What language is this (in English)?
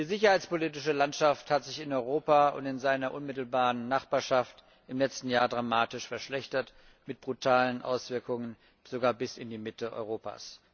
German